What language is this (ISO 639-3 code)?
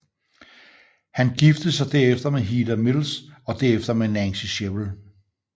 dan